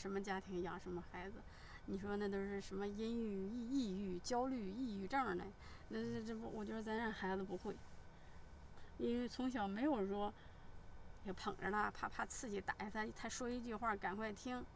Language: Chinese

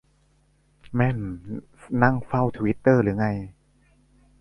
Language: Thai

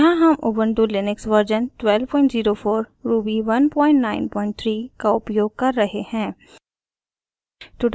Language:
Hindi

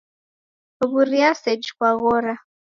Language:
Taita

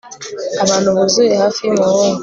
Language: Kinyarwanda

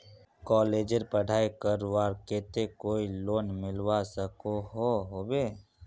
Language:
Magahi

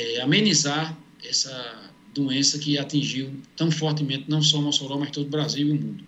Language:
Portuguese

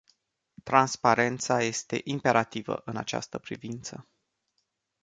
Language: Romanian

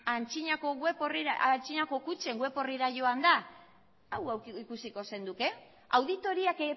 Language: Basque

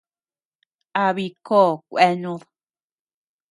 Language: Tepeuxila Cuicatec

